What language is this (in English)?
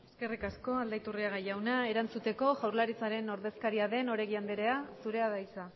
Basque